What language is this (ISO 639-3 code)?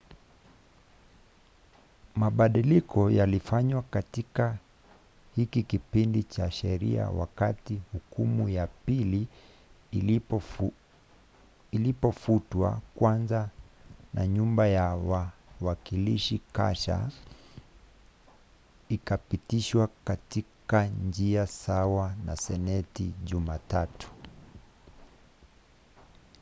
swa